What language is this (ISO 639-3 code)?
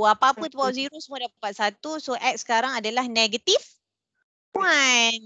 msa